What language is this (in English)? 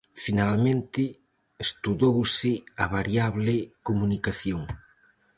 Galician